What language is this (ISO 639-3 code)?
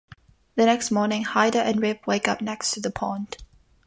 eng